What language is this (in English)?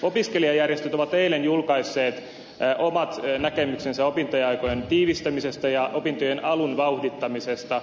Finnish